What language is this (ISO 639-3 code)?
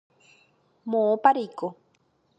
grn